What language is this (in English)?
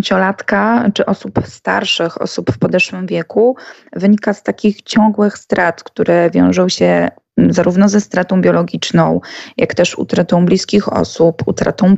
Polish